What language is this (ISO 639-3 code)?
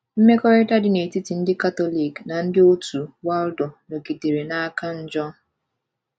ibo